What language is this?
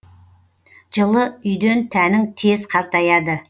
Kazakh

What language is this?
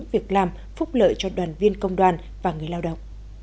Vietnamese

